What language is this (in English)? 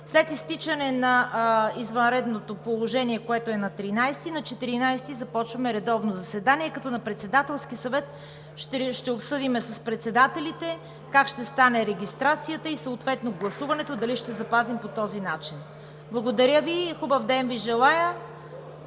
Bulgarian